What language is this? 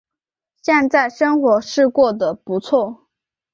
Chinese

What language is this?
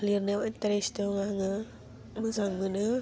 Bodo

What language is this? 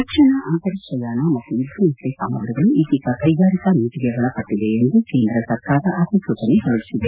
Kannada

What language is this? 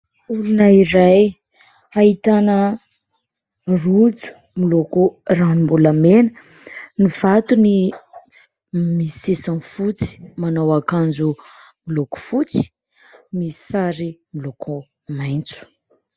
Malagasy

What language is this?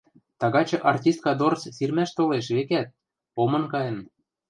Western Mari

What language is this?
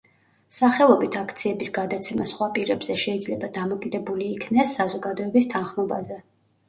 Georgian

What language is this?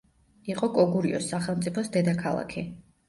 Georgian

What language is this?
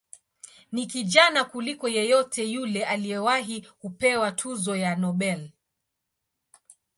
Swahili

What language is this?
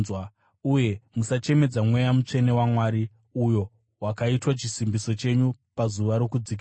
Shona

